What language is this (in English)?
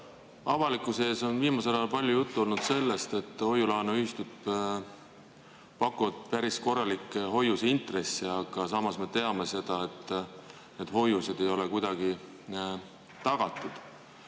Estonian